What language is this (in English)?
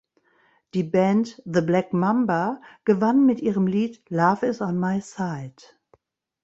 German